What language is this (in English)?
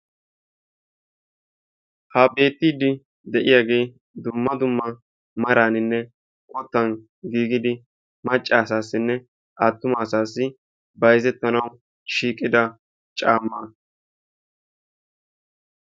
Wolaytta